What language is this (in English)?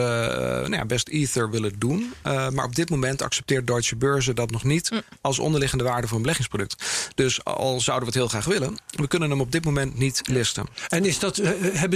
Dutch